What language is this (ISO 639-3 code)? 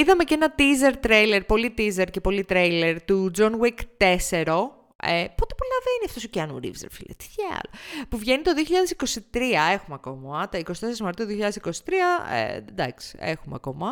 ell